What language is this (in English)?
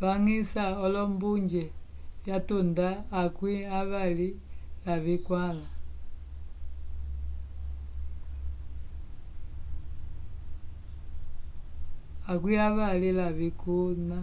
Umbundu